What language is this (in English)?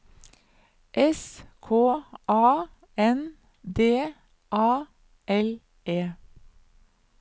Norwegian